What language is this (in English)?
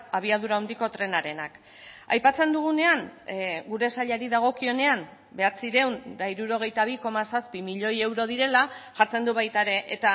Basque